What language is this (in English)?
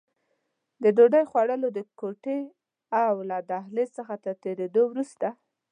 Pashto